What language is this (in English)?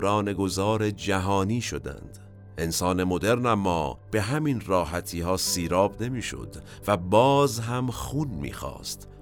Persian